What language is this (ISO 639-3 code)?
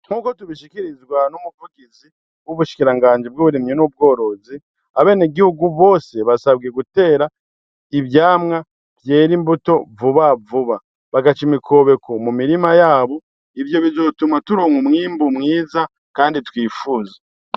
run